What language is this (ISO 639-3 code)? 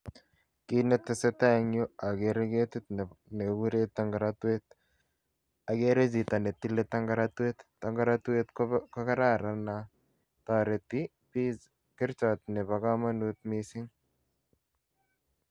kln